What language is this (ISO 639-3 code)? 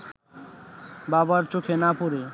ben